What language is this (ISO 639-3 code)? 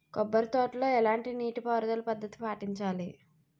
tel